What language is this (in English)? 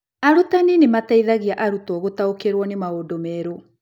Kikuyu